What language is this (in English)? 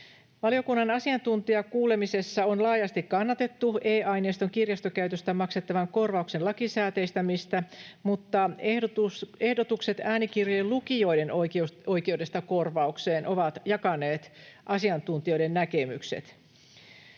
Finnish